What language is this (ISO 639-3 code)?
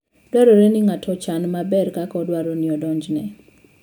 luo